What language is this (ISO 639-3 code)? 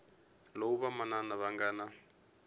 tso